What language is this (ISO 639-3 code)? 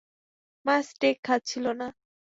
ben